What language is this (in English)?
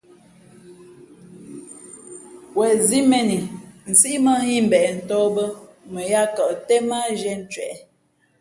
Fe'fe'